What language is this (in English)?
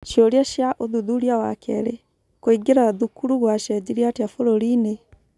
Kikuyu